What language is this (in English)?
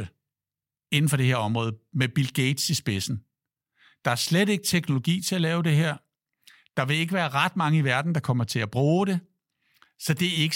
Danish